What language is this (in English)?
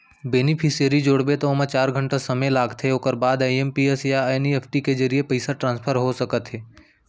Chhattisgarhi